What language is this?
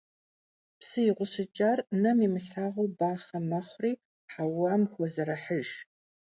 Kabardian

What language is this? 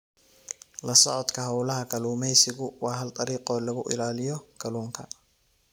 Somali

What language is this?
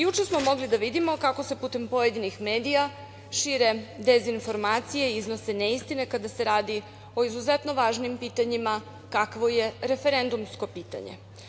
Serbian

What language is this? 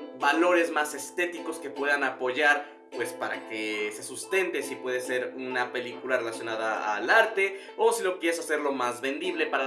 Spanish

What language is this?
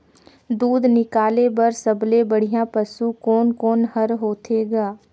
Chhattisgarhi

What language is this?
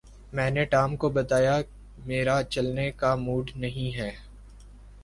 Urdu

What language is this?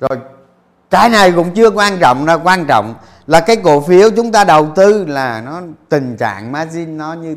Vietnamese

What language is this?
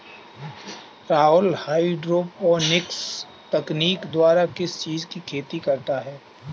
Hindi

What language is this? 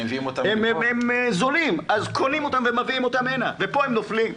Hebrew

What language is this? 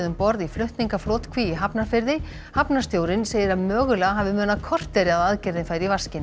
Icelandic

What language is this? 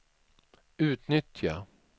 Swedish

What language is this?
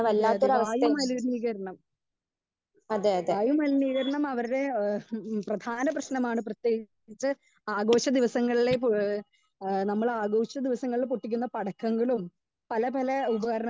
Malayalam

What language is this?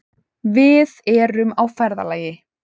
Icelandic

